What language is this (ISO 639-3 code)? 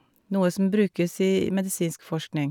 nor